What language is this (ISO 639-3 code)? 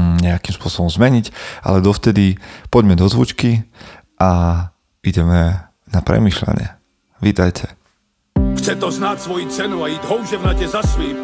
slk